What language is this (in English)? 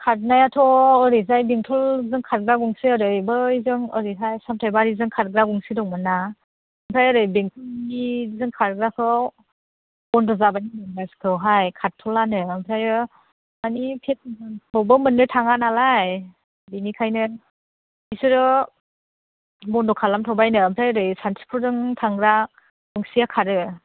Bodo